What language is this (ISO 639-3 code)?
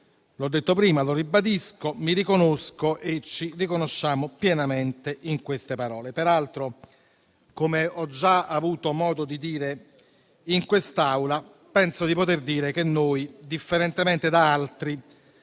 ita